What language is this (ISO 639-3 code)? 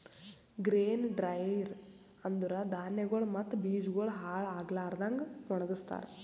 kan